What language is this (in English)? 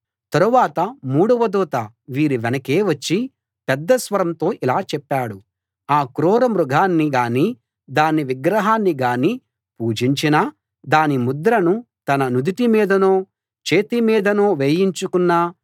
Telugu